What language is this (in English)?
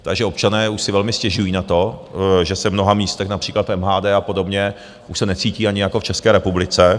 Czech